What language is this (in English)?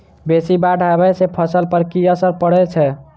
Maithili